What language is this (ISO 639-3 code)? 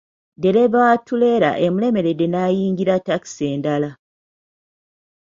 lug